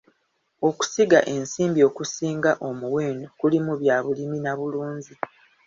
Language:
Ganda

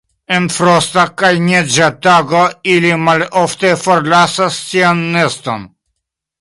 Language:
Esperanto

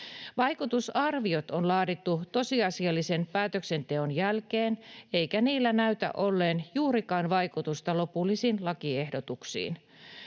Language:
Finnish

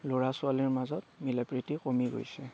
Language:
Assamese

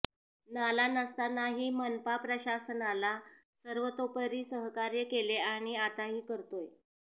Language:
Marathi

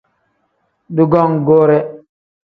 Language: Tem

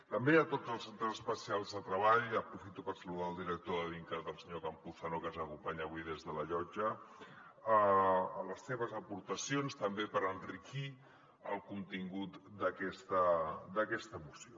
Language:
Catalan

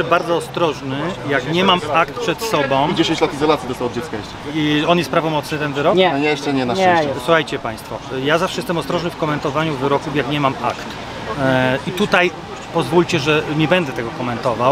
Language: Polish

